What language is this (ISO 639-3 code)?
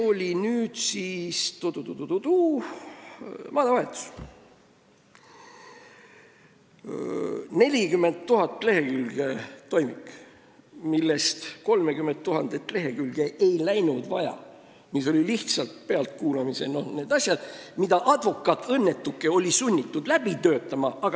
est